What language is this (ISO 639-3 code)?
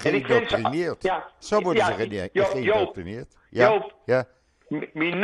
nld